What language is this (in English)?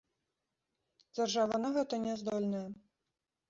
Belarusian